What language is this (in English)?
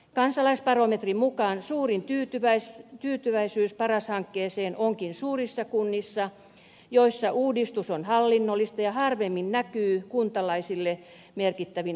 Finnish